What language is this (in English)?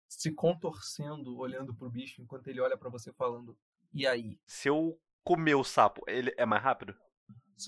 Portuguese